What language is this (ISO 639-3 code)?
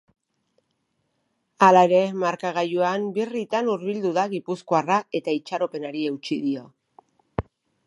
eus